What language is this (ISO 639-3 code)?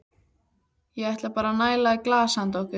isl